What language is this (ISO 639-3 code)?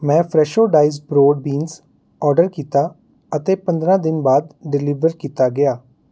pan